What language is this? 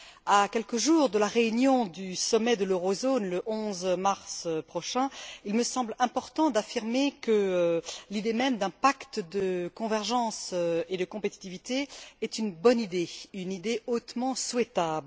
French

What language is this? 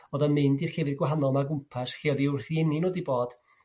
Welsh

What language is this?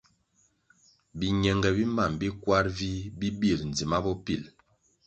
Kwasio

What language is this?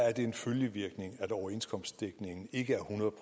Danish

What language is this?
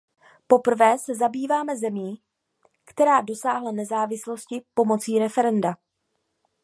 Czech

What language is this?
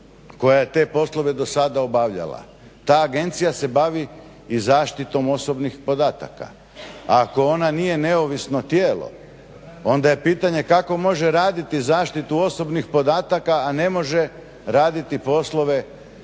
Croatian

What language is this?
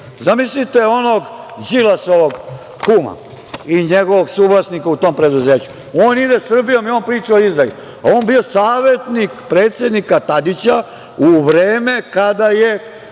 Serbian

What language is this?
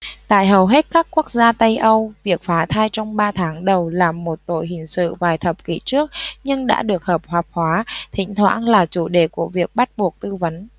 Vietnamese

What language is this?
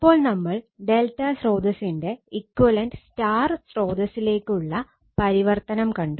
Malayalam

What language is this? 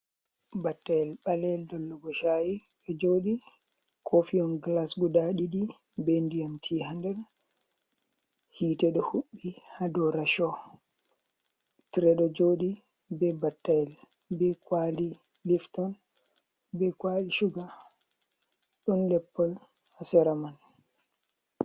Fula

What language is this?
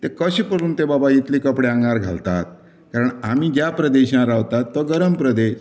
Konkani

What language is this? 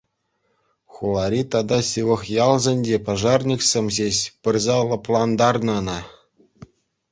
Chuvash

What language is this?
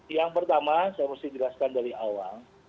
Indonesian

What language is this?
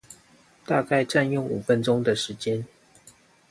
Chinese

